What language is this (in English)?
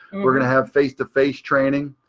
English